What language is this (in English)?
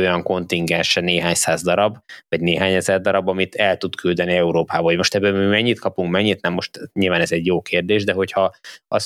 Hungarian